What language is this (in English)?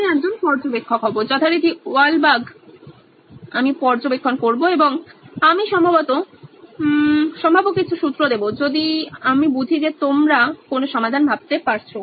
Bangla